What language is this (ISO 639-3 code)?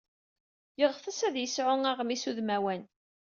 kab